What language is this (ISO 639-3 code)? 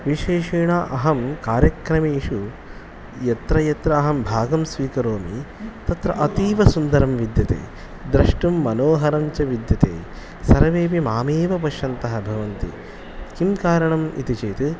san